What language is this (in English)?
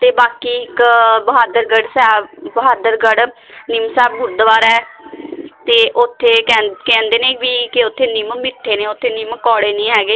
Punjabi